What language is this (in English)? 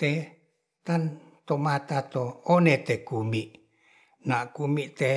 Ratahan